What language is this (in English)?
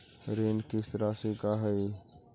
Magahi